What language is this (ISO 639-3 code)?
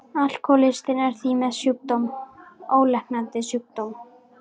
isl